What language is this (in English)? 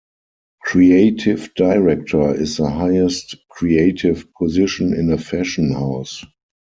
English